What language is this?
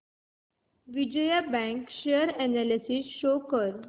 Marathi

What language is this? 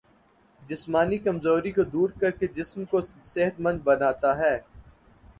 Urdu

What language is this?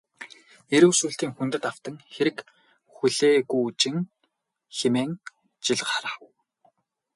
Mongolian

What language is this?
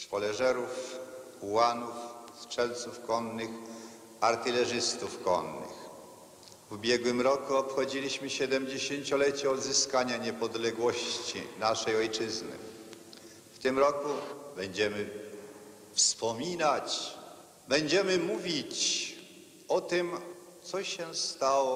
Polish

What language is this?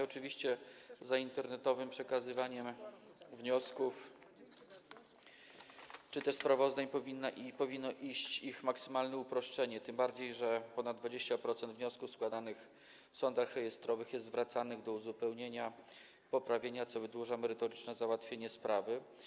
Polish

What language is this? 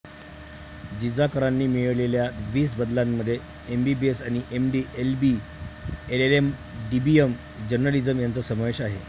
Marathi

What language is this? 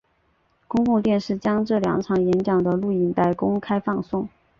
Chinese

